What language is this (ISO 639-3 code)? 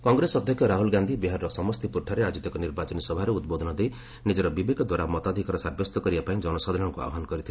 ori